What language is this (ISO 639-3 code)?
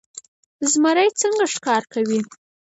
pus